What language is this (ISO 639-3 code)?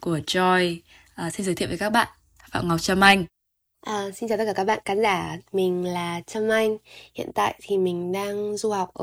vie